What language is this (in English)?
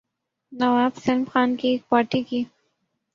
Urdu